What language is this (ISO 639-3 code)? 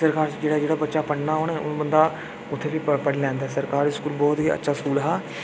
doi